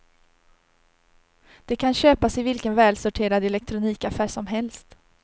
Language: Swedish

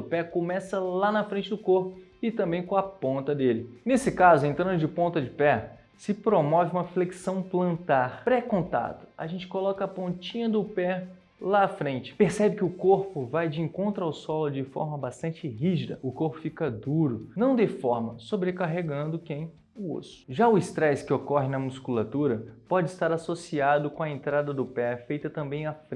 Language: Portuguese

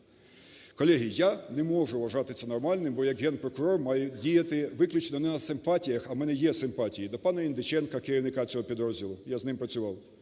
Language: Ukrainian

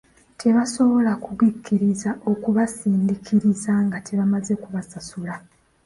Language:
Ganda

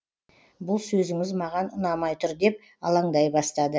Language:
Kazakh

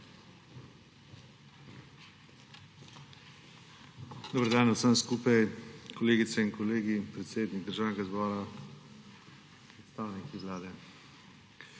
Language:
Slovenian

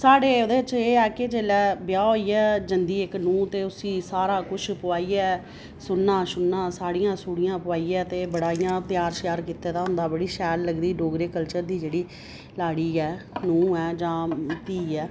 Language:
Dogri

